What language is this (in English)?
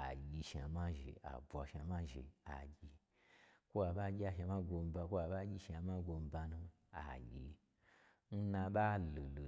Gbagyi